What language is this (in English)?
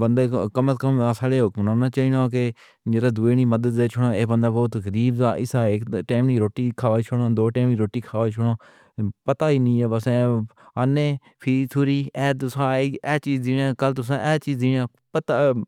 Pahari-Potwari